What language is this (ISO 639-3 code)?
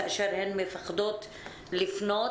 heb